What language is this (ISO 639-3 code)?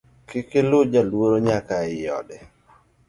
luo